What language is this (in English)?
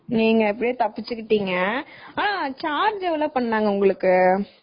Tamil